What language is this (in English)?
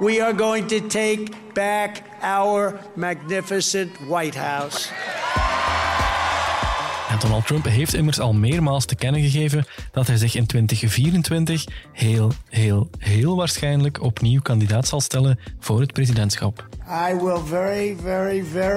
Dutch